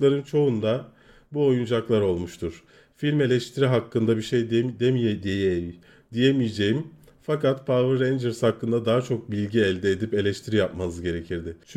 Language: Turkish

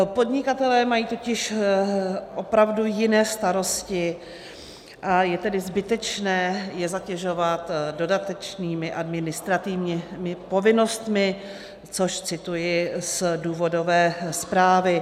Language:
Czech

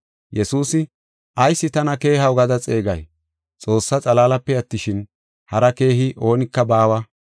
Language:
Gofa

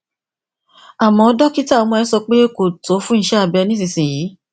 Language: Yoruba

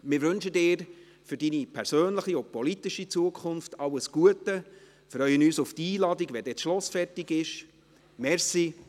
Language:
Swiss German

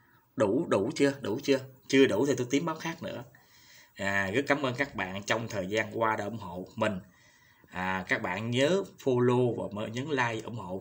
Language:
Vietnamese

